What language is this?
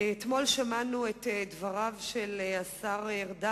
Hebrew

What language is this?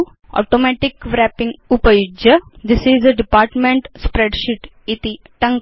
Sanskrit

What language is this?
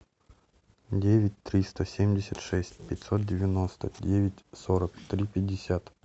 Russian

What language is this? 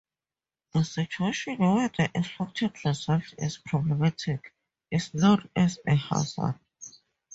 English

